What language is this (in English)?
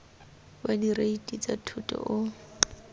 Tswana